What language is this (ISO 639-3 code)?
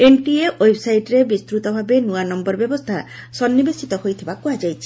ori